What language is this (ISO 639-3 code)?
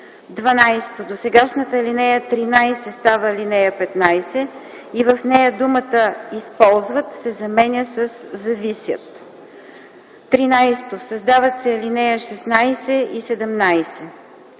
bul